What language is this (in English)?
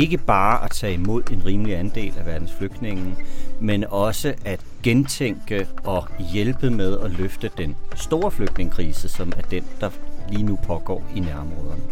Danish